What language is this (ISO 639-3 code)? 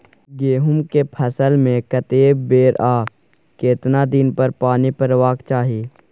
mai